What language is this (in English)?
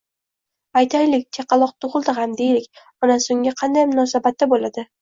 Uzbek